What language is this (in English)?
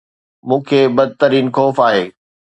Sindhi